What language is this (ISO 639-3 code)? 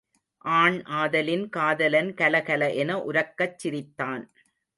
tam